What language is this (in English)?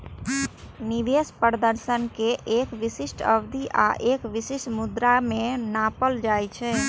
Maithili